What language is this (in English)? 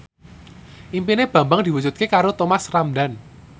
Javanese